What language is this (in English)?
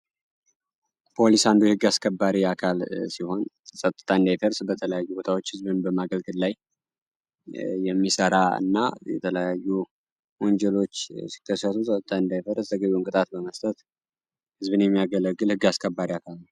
Amharic